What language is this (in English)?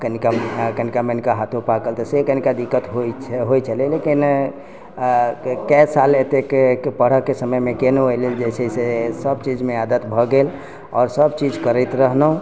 Maithili